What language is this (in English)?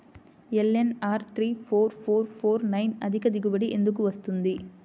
Telugu